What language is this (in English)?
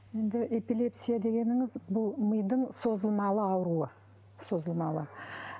Kazakh